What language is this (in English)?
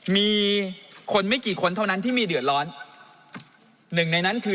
Thai